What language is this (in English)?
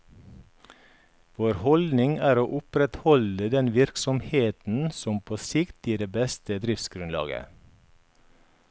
Norwegian